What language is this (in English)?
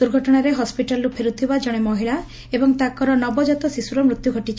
Odia